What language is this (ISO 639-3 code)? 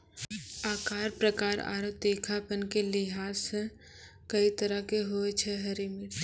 mai